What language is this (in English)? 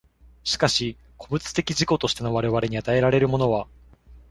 Japanese